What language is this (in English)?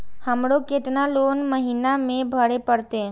Maithili